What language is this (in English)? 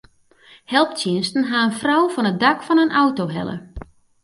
Western Frisian